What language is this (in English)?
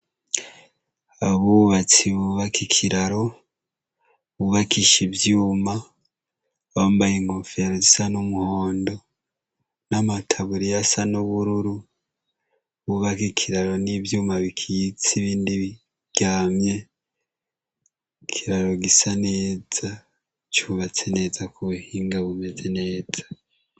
Rundi